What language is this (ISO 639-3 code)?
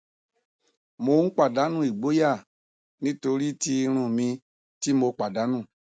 yor